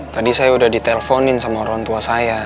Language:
Indonesian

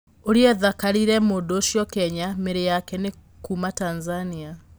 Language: Kikuyu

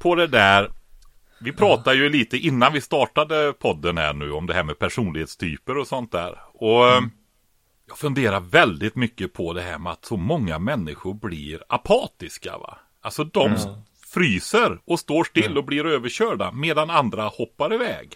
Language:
Swedish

